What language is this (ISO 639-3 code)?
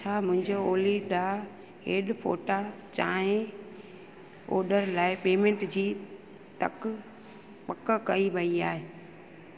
snd